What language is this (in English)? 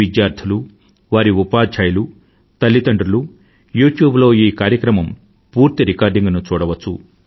Telugu